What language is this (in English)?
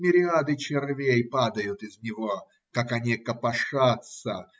Russian